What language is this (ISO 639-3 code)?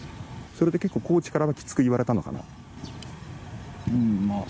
jpn